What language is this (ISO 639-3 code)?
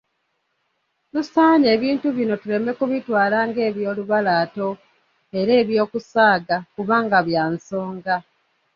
lug